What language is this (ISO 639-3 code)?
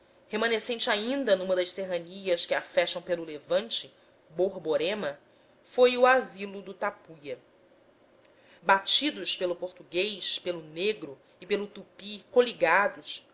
por